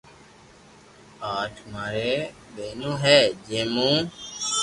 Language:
Loarki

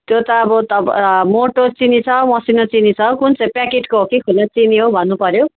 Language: Nepali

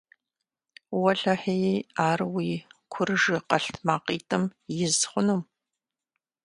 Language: Kabardian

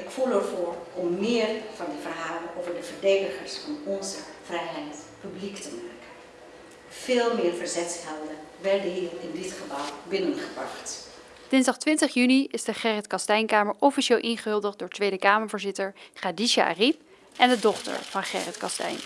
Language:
Dutch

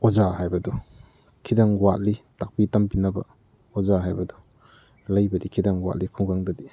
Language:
Manipuri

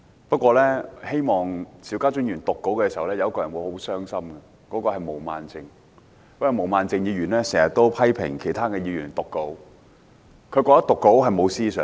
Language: Cantonese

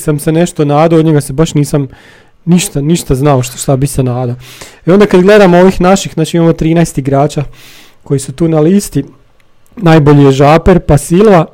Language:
Croatian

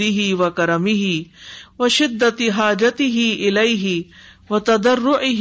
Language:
Urdu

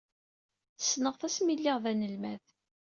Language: Kabyle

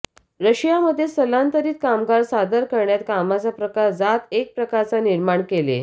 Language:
Marathi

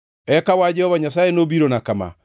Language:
Luo (Kenya and Tanzania)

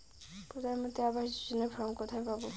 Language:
Bangla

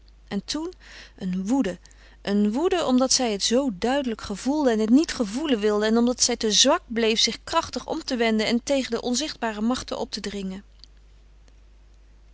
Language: Dutch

